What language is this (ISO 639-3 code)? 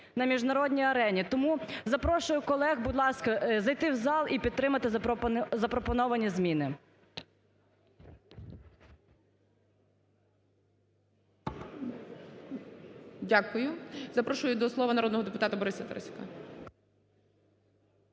ukr